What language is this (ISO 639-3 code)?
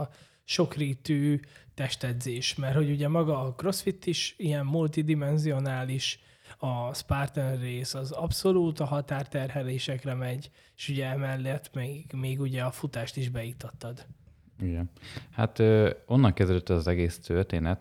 hun